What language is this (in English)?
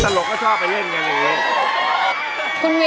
Thai